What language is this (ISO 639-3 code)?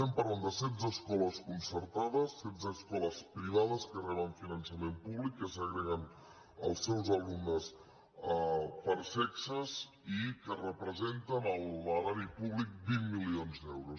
cat